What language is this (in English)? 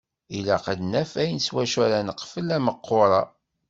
Kabyle